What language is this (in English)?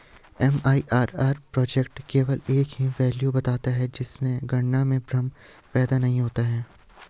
Hindi